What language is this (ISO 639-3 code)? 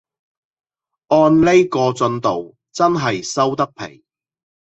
yue